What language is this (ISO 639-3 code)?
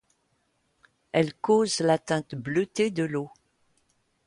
fra